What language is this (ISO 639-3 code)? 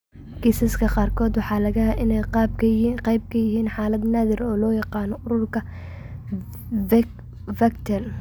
som